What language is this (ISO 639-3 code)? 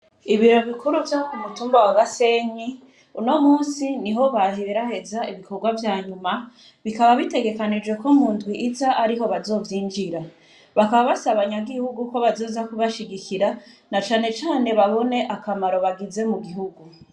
run